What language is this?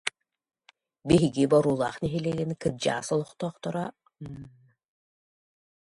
Yakut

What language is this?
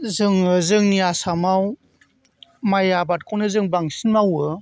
Bodo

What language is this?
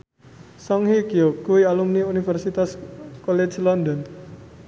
Javanese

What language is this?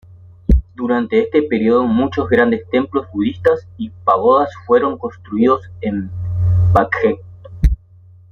Spanish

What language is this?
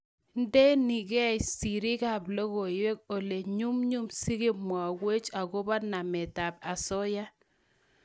Kalenjin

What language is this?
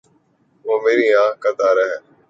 Urdu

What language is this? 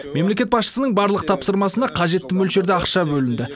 Kazakh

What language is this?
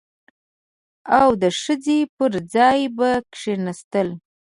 Pashto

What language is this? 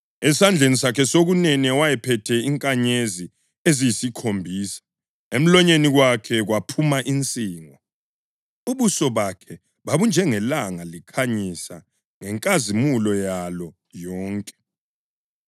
North Ndebele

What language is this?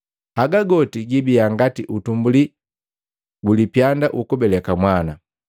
Matengo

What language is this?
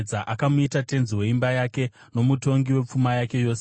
Shona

